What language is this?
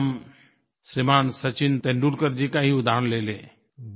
Hindi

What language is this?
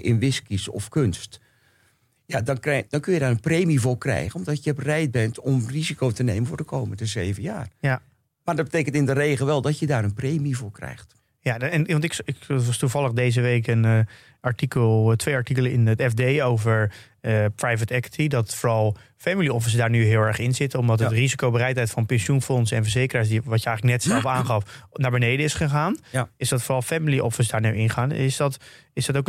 Dutch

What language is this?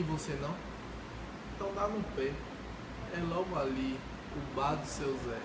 Portuguese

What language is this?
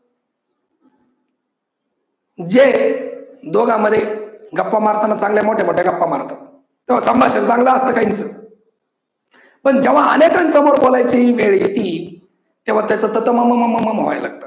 Marathi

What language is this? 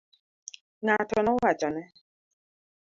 Luo (Kenya and Tanzania)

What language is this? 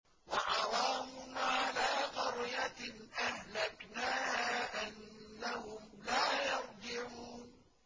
Arabic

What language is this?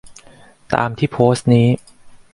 Thai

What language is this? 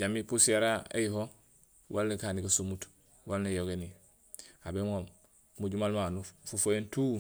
Gusilay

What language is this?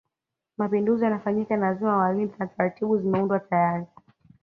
Swahili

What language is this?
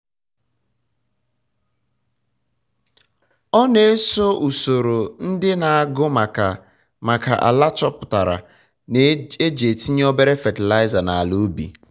Igbo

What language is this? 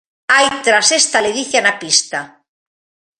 Galician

